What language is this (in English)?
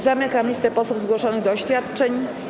Polish